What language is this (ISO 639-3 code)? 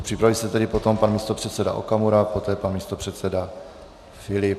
ces